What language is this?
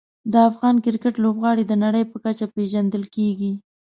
Pashto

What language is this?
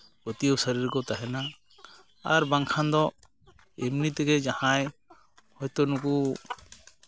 Santali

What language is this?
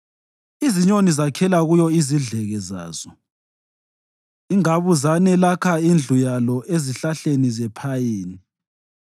North Ndebele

